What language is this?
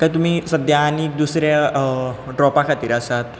Konkani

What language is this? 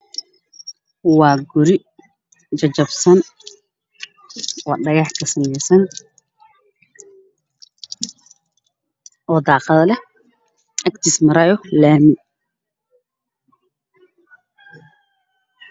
Somali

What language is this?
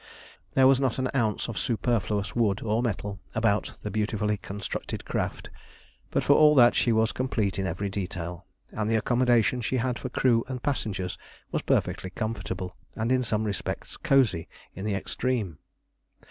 English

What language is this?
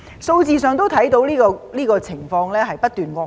Cantonese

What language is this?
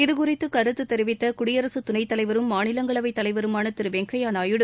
Tamil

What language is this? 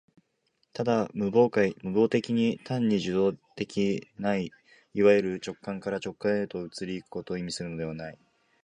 Japanese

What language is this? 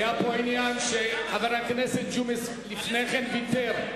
Hebrew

